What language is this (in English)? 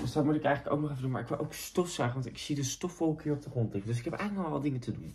Dutch